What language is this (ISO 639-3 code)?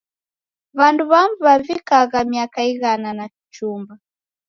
dav